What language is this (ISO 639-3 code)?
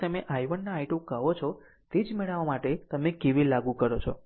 guj